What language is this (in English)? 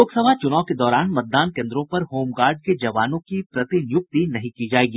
Hindi